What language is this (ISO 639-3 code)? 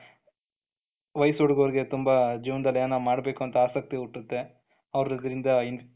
kan